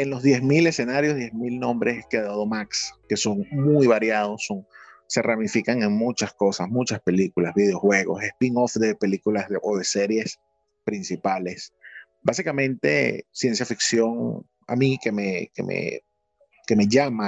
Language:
Spanish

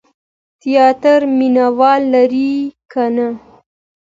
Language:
Pashto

